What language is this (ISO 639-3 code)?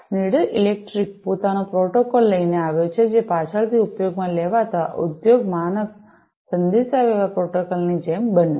guj